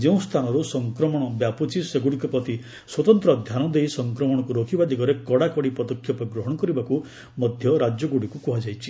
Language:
Odia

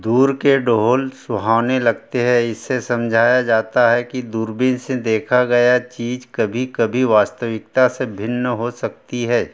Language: Hindi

